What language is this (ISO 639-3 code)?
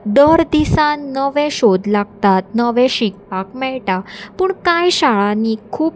kok